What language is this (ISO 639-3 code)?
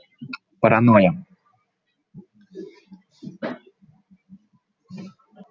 rus